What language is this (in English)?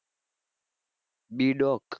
Gujarati